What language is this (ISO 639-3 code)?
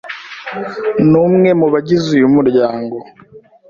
kin